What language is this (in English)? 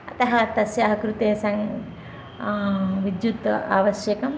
Sanskrit